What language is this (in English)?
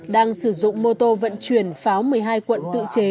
Vietnamese